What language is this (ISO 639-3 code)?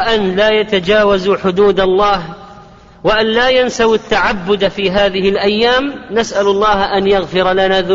ara